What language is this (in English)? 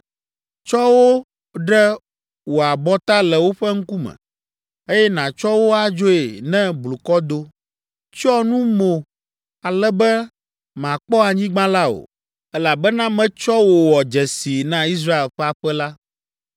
Ewe